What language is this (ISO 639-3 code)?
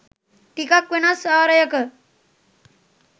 sin